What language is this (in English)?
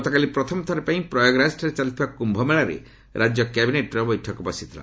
Odia